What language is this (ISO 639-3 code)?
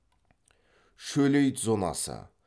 kaz